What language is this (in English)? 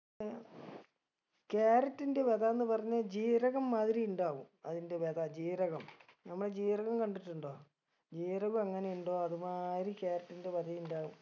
Malayalam